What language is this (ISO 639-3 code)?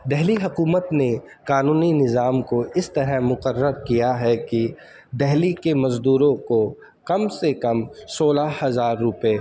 urd